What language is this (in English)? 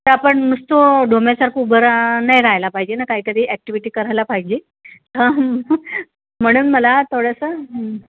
Marathi